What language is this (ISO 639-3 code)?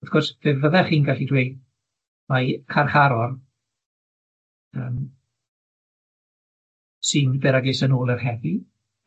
cym